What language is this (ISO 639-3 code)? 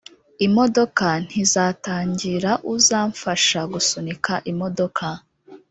kin